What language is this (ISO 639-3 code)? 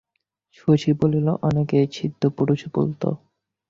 ben